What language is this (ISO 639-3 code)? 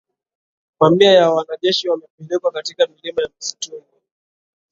swa